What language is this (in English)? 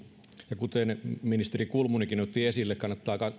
Finnish